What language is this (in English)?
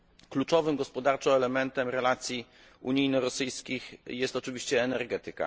Polish